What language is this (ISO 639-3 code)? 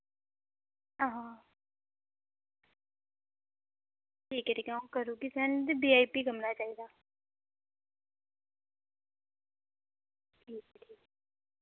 doi